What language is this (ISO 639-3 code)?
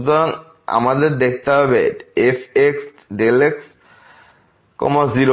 ben